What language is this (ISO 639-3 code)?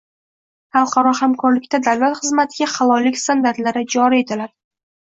uzb